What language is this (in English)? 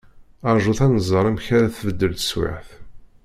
Kabyle